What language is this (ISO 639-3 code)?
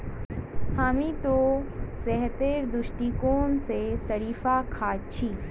mag